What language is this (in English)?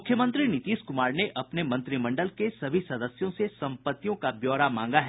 Hindi